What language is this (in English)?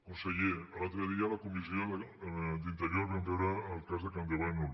Catalan